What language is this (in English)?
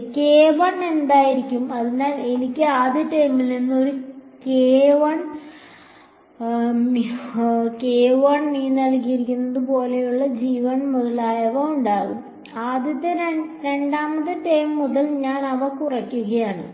Malayalam